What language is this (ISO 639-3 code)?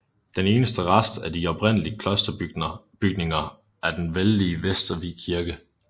dan